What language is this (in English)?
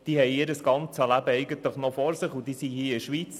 Swiss German